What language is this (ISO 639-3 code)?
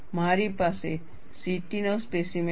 guj